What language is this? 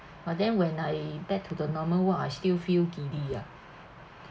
English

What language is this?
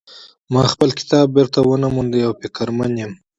Pashto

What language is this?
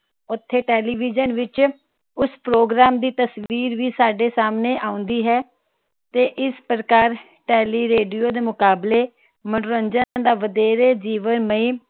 Punjabi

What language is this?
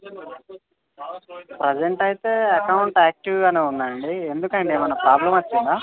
Telugu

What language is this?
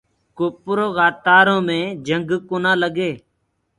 Gurgula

